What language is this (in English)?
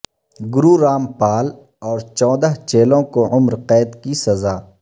Urdu